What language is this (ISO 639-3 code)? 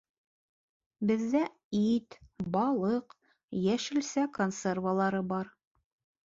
bak